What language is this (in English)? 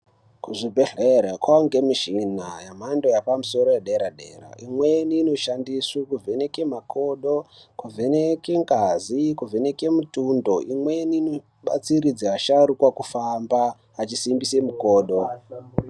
Ndau